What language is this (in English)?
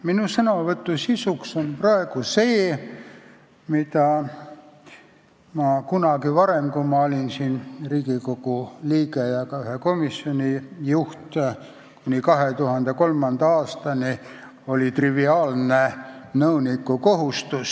Estonian